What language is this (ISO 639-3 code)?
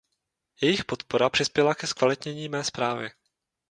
ces